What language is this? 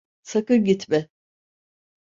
Turkish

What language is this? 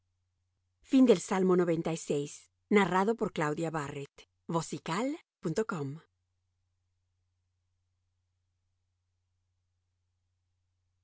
Spanish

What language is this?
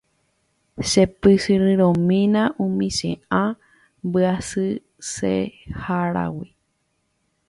Guarani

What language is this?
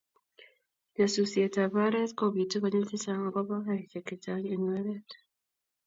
Kalenjin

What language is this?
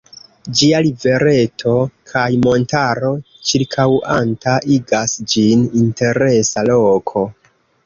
Esperanto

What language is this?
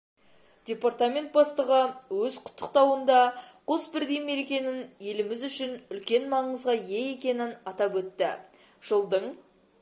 Kazakh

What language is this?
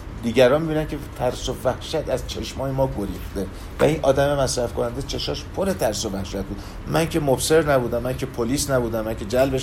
Persian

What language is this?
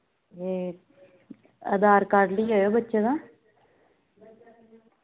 Dogri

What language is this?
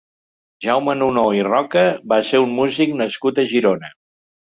Catalan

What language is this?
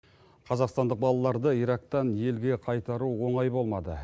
Kazakh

